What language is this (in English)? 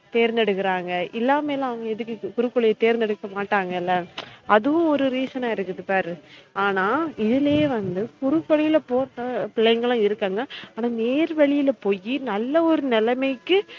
Tamil